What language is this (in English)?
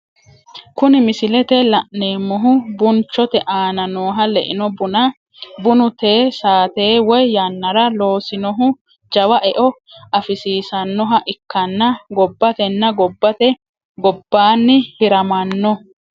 Sidamo